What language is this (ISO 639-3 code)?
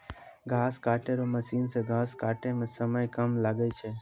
mai